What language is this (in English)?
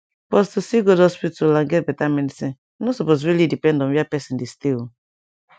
Nigerian Pidgin